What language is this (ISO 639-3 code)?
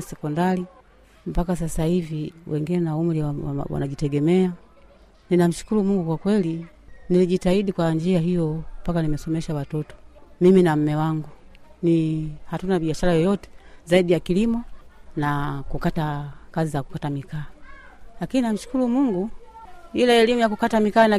swa